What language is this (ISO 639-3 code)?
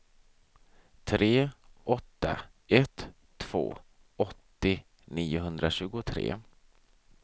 swe